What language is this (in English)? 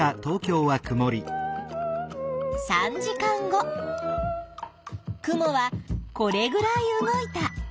Japanese